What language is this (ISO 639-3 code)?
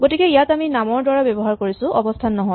asm